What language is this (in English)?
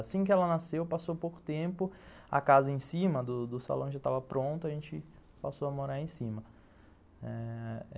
Portuguese